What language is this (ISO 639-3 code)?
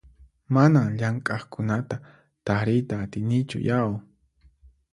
qxp